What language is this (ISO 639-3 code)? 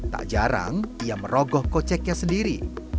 ind